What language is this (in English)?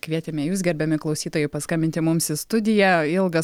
Lithuanian